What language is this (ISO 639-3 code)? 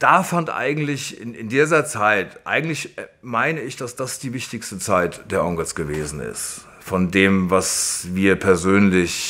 deu